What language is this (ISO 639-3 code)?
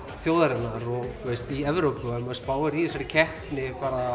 isl